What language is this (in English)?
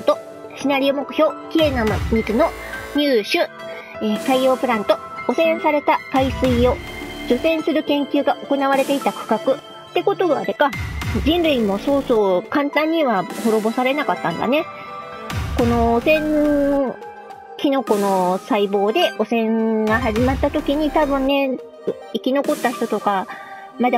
Japanese